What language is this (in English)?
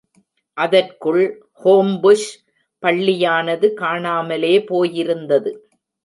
Tamil